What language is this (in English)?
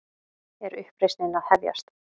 Icelandic